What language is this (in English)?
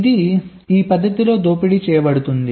Telugu